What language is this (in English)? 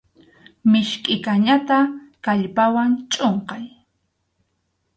Arequipa-La Unión Quechua